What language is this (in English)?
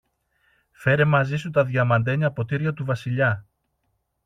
Greek